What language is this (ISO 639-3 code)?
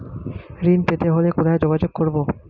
ben